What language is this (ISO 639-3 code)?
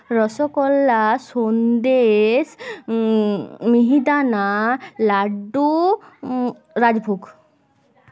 ben